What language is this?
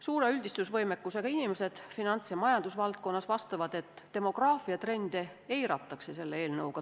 Estonian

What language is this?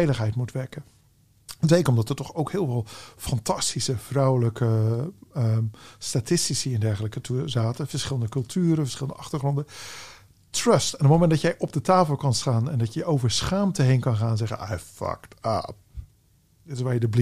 Dutch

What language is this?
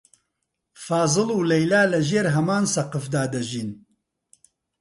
Central Kurdish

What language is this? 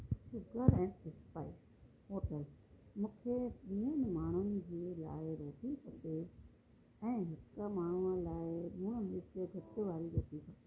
Sindhi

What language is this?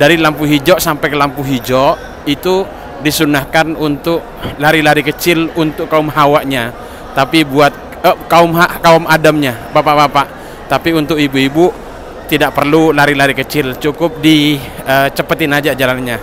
Indonesian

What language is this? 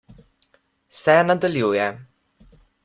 Slovenian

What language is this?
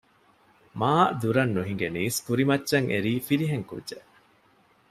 Divehi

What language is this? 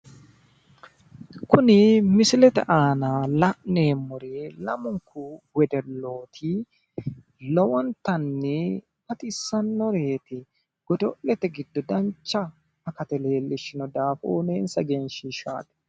Sidamo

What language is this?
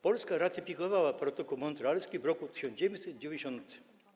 Polish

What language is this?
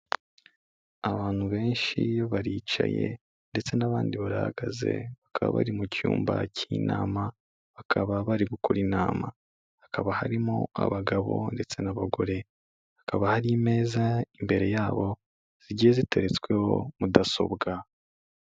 Kinyarwanda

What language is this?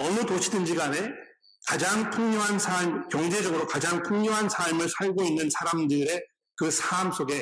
Korean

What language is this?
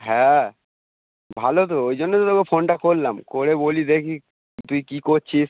Bangla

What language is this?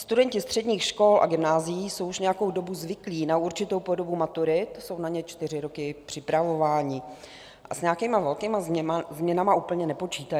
Czech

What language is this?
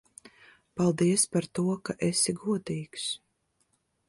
Latvian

